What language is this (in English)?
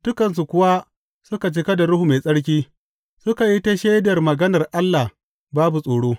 Hausa